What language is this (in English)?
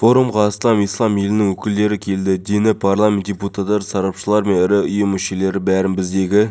Kazakh